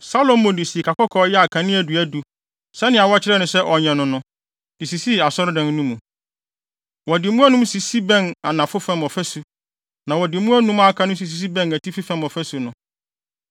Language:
Akan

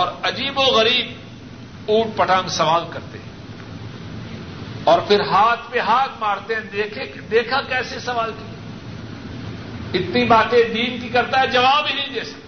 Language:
Urdu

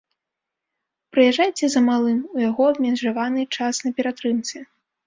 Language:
Belarusian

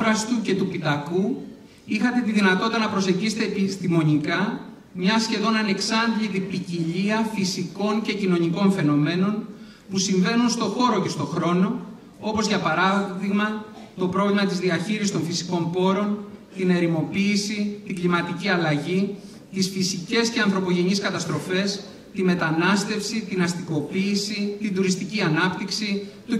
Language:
Greek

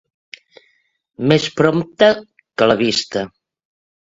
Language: Catalan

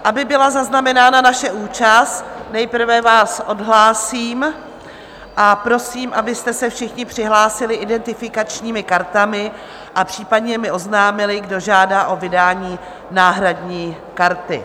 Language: Czech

